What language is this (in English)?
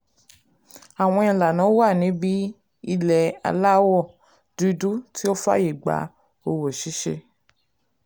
Yoruba